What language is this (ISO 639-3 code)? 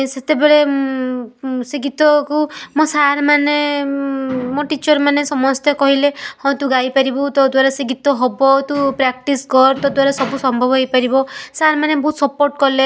ori